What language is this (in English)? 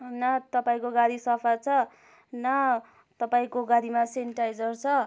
Nepali